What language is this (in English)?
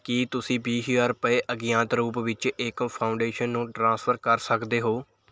Punjabi